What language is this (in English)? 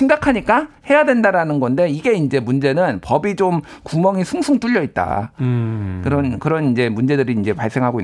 Korean